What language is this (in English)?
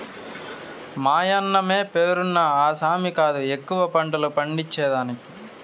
Telugu